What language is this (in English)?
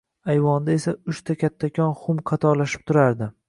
Uzbek